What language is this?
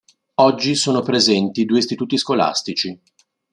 Italian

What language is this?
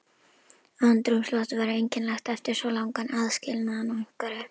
Icelandic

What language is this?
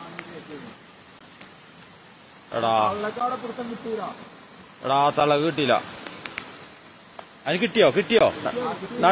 Malayalam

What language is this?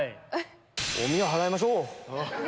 Japanese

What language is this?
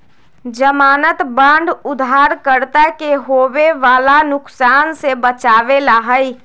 Magahi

